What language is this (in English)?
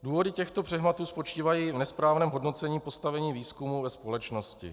Czech